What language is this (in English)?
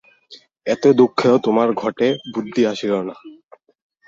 Bangla